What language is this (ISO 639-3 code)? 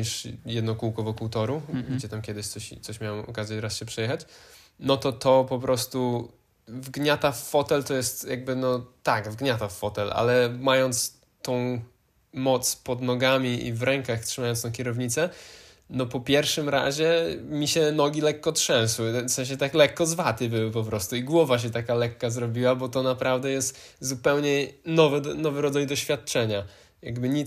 pol